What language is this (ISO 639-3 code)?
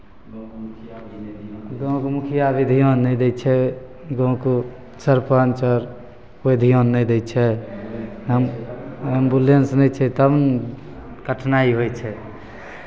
mai